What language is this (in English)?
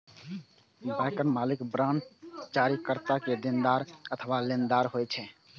Maithili